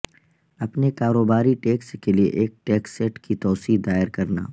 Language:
Urdu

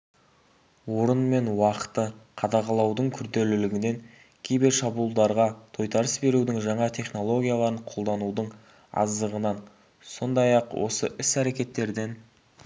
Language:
Kazakh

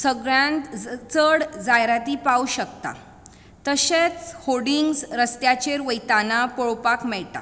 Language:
Konkani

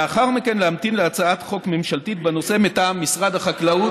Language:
Hebrew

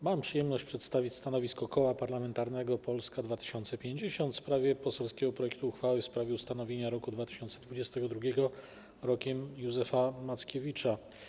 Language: Polish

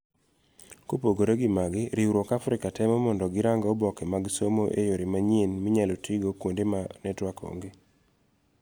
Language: Luo (Kenya and Tanzania)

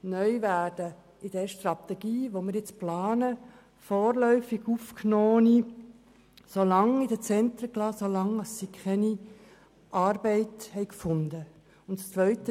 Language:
Swiss German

